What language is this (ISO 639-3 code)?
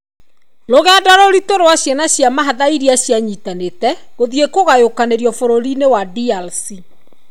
kik